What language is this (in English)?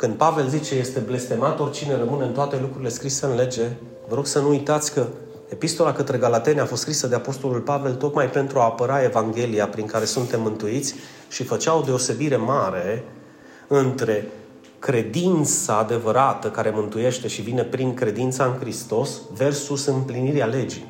Romanian